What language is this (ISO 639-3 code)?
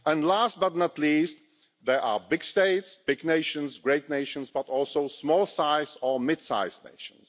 eng